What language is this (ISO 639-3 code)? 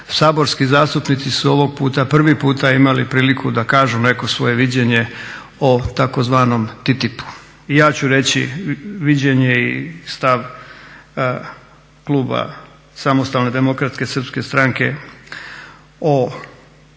hrv